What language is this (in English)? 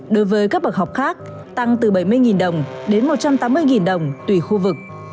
Vietnamese